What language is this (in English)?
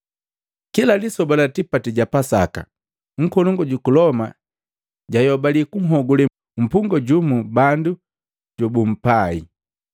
Matengo